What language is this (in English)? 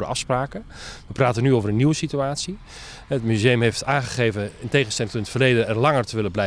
Dutch